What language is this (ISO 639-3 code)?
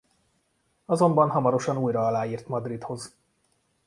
hun